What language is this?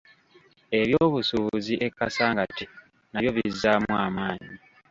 Ganda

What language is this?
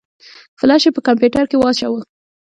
Pashto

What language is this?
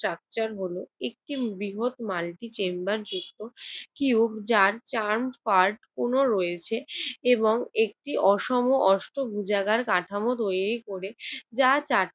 Bangla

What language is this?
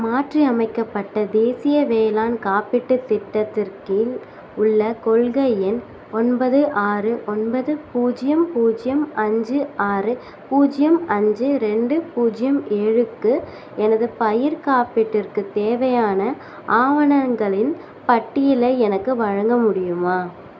Tamil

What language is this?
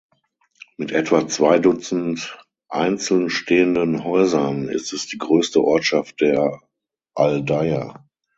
German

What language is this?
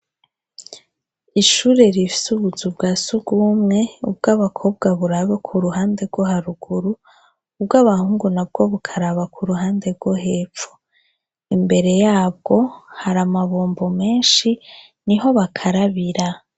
Rundi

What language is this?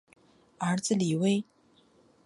Chinese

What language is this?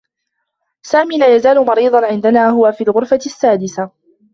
Arabic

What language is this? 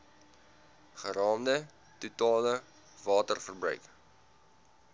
Afrikaans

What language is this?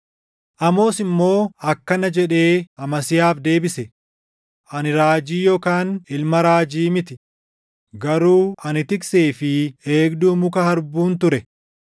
Oromo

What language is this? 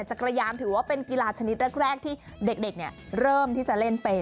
Thai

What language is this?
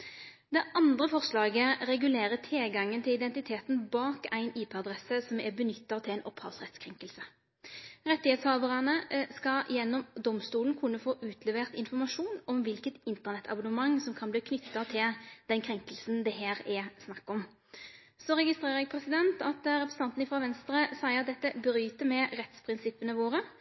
Norwegian Nynorsk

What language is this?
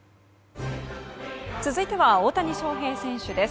Japanese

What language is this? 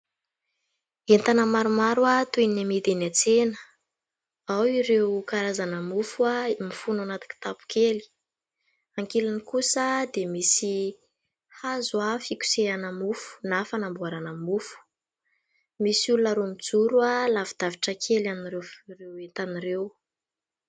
Malagasy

